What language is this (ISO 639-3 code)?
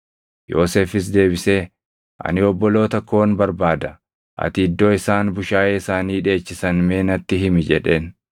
orm